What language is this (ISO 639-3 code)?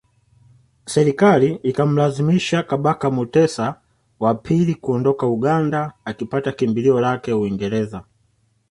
swa